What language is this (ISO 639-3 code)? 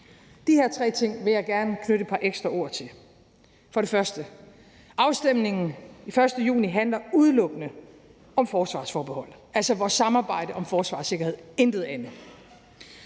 dan